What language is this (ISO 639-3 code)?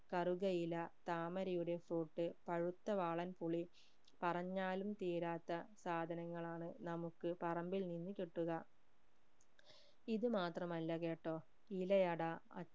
mal